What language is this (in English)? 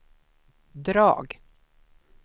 Swedish